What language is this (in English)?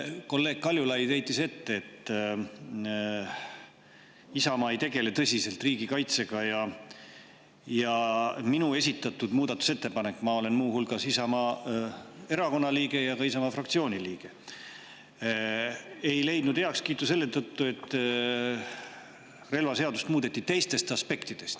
Estonian